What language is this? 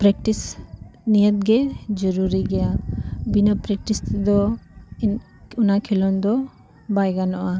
Santali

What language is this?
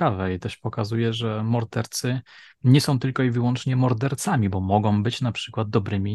Polish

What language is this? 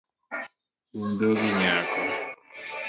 Luo (Kenya and Tanzania)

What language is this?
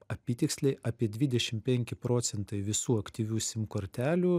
Lithuanian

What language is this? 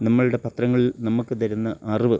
Malayalam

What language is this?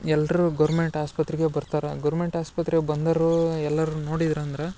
Kannada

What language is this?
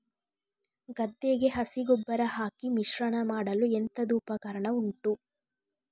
Kannada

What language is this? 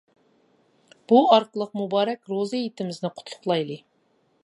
Uyghur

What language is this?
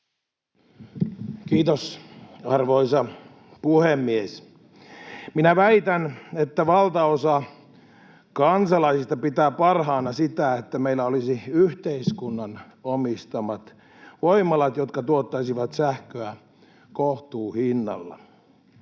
Finnish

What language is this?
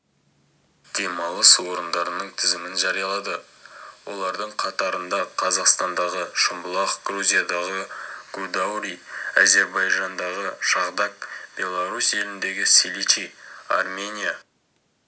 Kazakh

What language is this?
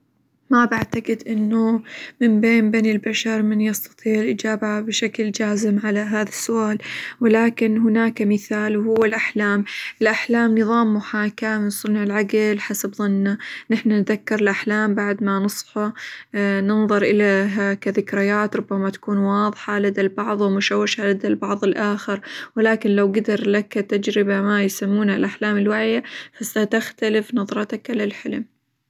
Hijazi Arabic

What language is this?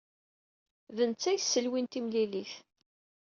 Kabyle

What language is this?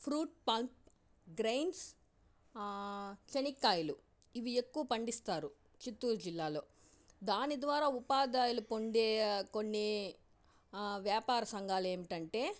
Telugu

